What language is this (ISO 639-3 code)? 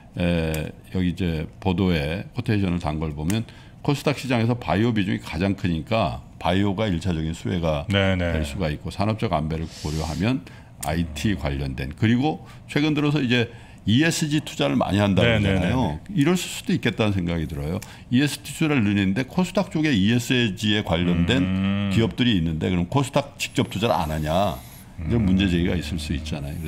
kor